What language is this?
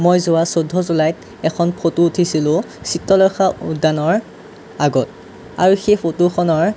Assamese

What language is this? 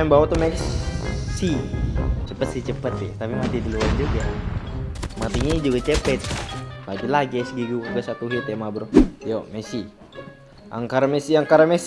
Indonesian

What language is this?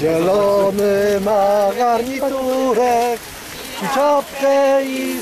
Polish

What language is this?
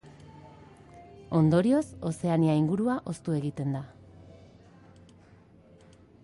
Basque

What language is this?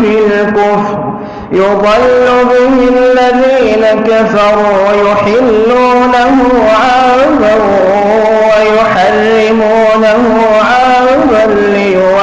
Arabic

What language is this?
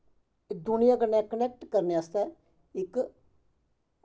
Dogri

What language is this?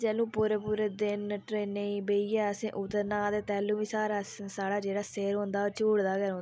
Dogri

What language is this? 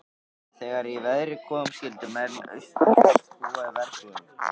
Icelandic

